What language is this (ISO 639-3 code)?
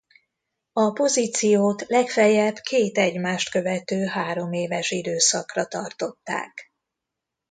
hun